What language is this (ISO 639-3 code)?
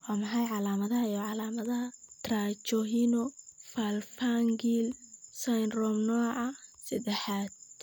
som